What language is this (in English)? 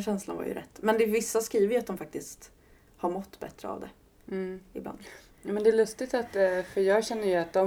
Swedish